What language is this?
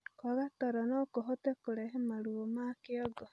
Kikuyu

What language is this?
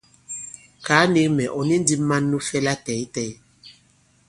Bankon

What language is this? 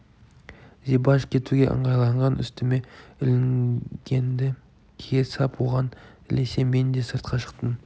Kazakh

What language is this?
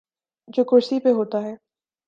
Urdu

